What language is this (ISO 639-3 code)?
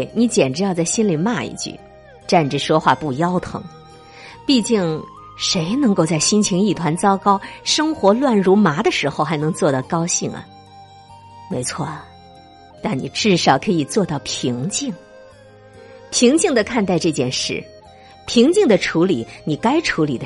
zho